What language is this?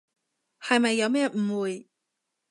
Cantonese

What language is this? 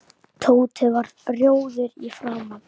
Icelandic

